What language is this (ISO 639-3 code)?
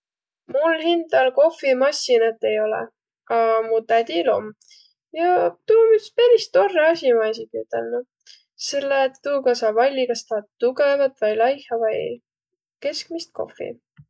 vro